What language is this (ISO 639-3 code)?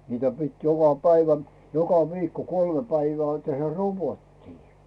fin